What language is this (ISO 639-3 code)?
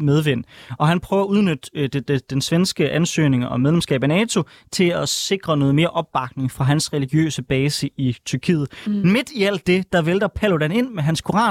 dan